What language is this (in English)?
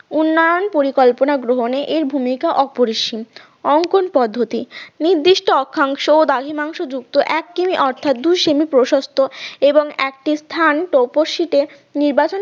Bangla